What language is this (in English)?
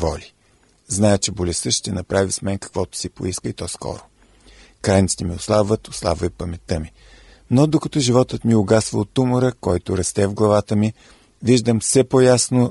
Bulgarian